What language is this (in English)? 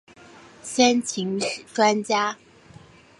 Chinese